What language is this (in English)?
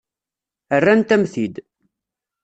Kabyle